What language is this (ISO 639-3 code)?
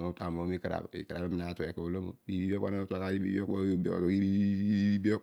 odu